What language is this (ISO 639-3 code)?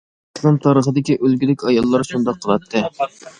uig